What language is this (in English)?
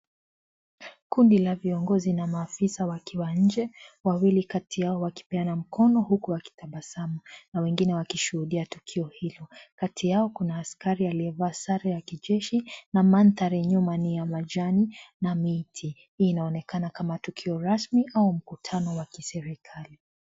Swahili